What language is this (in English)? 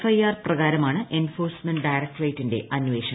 Malayalam